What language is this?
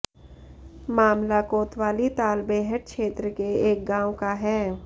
Hindi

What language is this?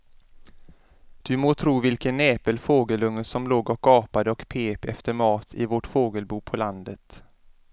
Swedish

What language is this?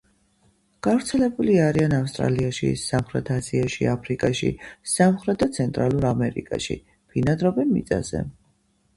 Georgian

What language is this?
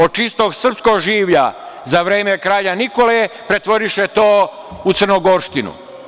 Serbian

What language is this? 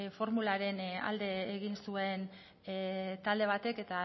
Basque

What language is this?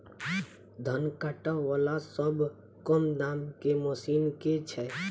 Maithili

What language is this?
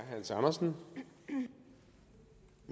Danish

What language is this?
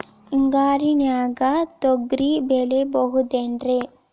Kannada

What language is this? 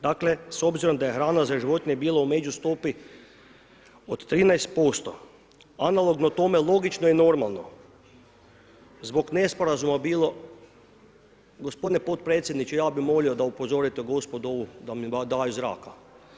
Croatian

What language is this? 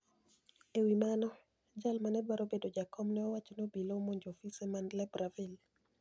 Luo (Kenya and Tanzania)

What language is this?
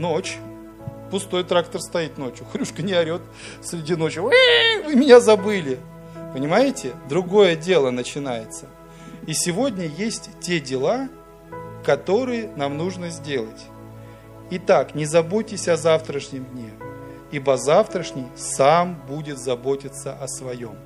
Russian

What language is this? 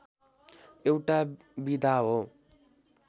Nepali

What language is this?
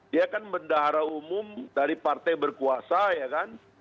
Indonesian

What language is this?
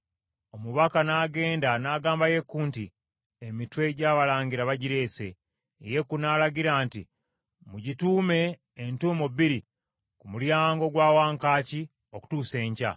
Ganda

